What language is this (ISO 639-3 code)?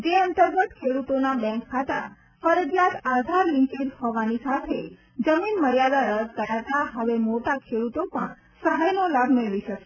guj